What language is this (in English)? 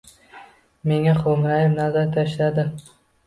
Uzbek